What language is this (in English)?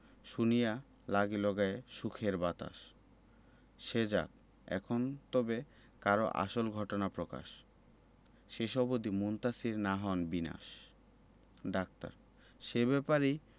Bangla